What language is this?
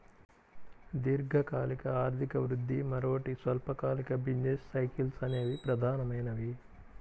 Telugu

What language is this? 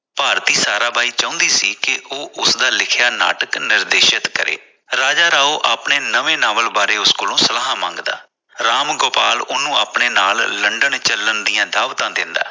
Punjabi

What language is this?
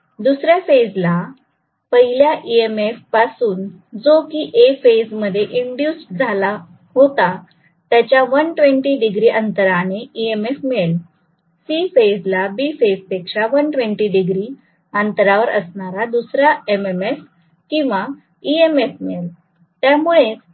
Marathi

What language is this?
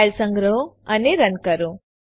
Gujarati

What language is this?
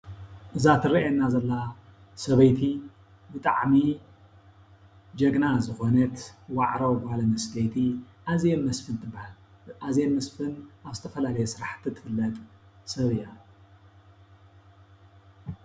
Tigrinya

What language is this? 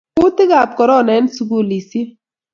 Kalenjin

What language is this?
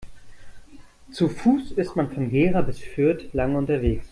German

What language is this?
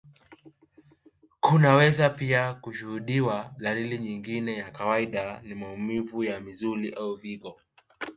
Swahili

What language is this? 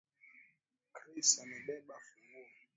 Swahili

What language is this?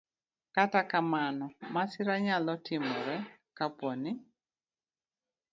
Luo (Kenya and Tanzania)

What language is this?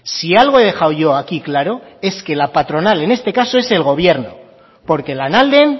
Spanish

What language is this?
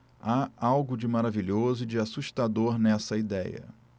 Portuguese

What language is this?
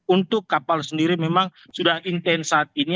Indonesian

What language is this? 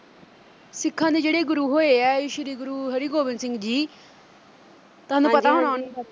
Punjabi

